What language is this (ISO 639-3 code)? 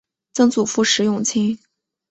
zho